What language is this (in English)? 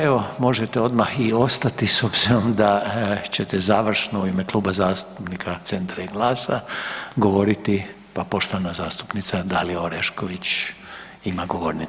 Croatian